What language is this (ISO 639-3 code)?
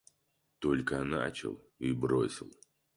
rus